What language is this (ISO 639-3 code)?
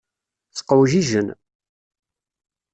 kab